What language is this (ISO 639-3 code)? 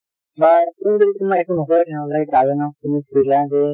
asm